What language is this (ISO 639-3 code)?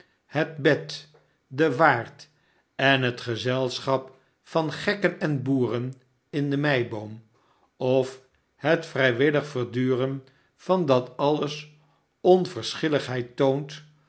nld